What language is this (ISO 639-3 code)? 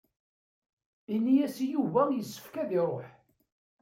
kab